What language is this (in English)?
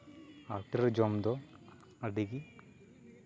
Santali